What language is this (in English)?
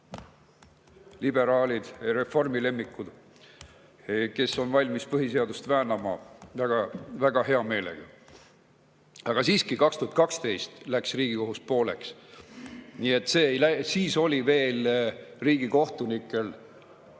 Estonian